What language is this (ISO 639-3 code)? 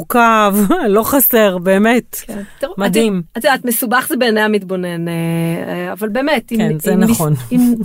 heb